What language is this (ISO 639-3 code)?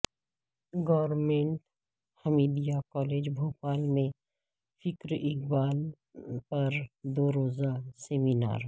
urd